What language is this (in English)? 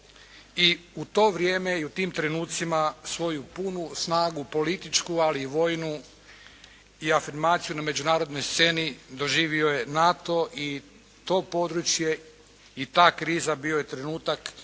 Croatian